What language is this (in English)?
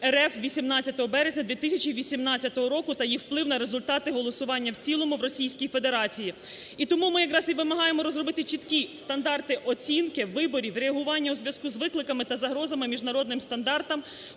Ukrainian